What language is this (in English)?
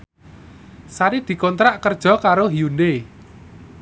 Javanese